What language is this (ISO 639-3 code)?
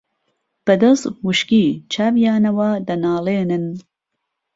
ckb